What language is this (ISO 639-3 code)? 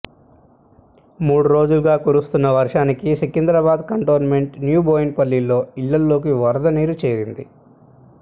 tel